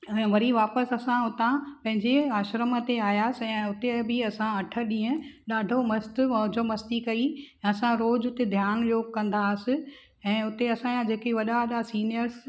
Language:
Sindhi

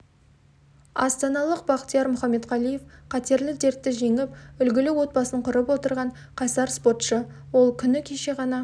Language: Kazakh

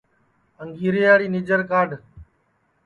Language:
Sansi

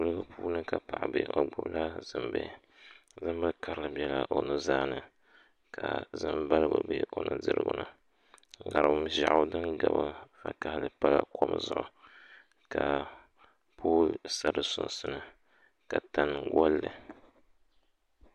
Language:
Dagbani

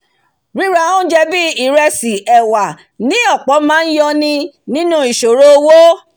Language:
Yoruba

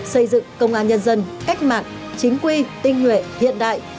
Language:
Vietnamese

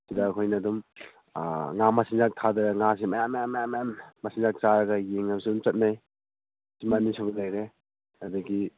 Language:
Manipuri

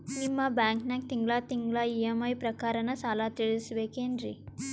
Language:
Kannada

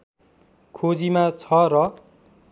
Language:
Nepali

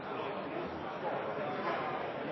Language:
Norwegian Bokmål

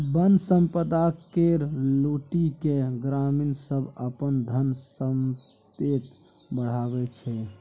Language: Maithili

